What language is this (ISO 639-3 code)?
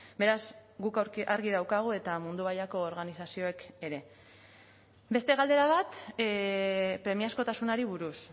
eus